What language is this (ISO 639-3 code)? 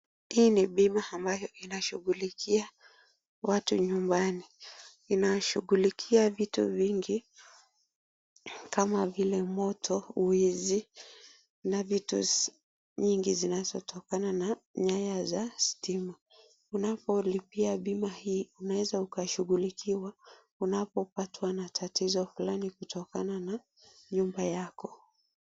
swa